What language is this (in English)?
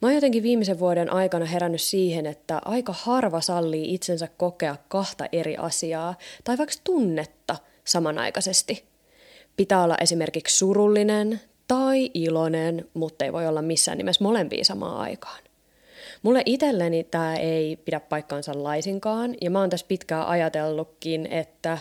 Finnish